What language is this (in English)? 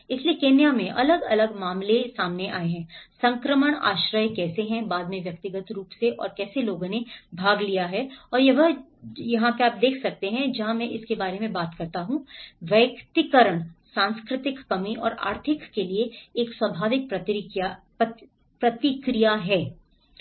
Hindi